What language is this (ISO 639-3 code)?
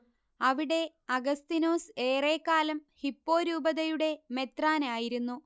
mal